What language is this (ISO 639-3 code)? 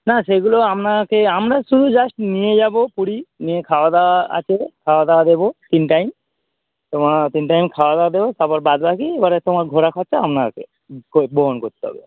ben